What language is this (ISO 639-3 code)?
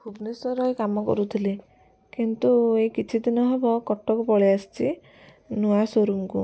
ori